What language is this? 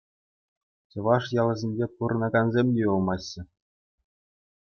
Chuvash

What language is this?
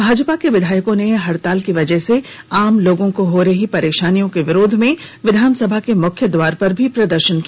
Hindi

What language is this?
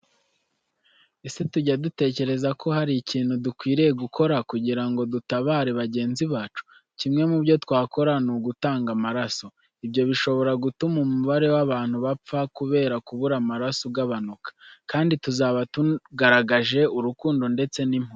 Kinyarwanda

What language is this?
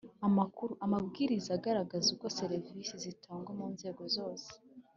Kinyarwanda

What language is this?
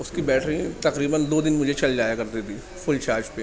Urdu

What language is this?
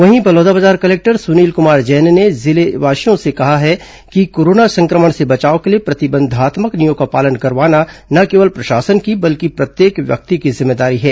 Hindi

